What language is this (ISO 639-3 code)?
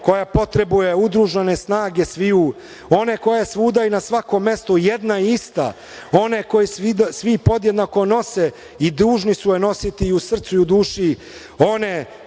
srp